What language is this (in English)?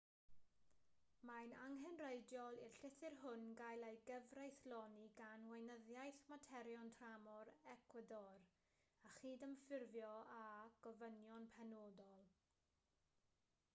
Welsh